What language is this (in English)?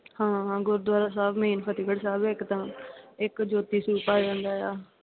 Punjabi